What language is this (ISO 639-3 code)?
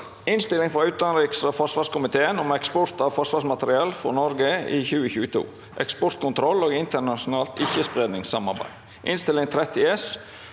nor